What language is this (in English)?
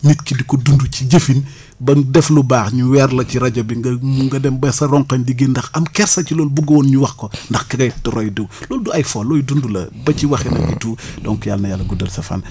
Wolof